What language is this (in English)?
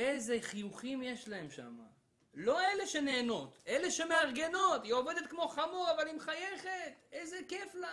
Hebrew